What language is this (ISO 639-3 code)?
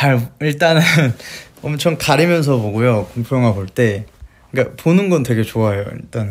kor